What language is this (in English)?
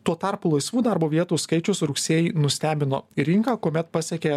Lithuanian